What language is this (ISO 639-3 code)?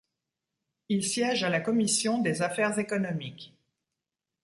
fra